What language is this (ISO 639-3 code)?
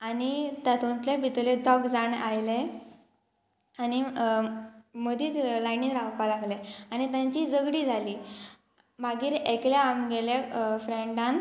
kok